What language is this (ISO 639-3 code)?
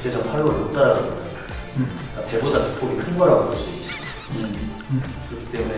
kor